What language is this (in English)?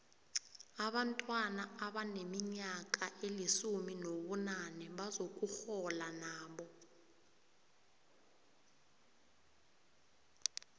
South Ndebele